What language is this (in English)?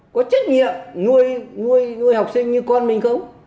Vietnamese